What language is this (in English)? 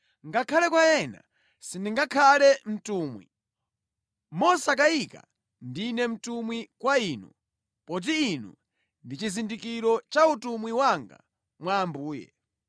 Nyanja